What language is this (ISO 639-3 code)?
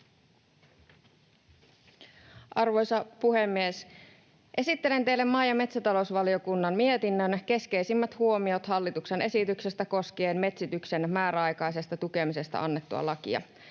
fin